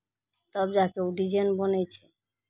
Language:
Maithili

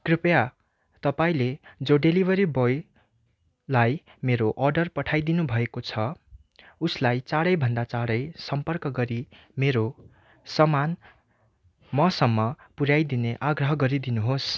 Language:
Nepali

